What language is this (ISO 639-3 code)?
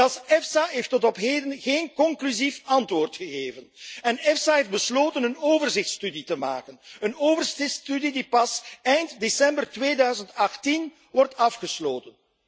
nld